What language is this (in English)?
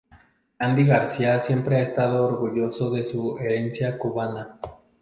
Spanish